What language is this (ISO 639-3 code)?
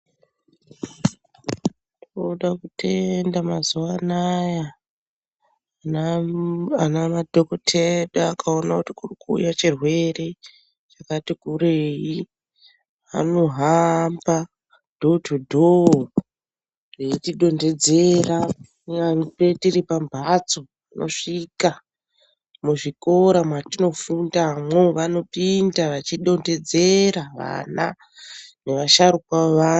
ndc